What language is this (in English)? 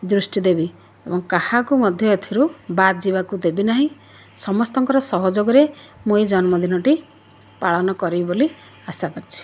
Odia